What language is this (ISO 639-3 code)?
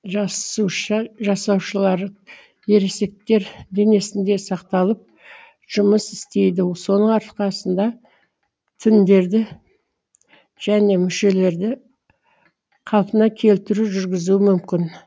kaz